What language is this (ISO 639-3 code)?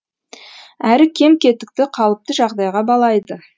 kaz